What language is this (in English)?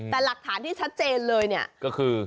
Thai